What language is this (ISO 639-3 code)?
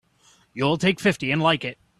eng